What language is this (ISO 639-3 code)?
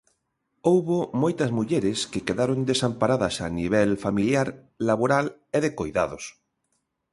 glg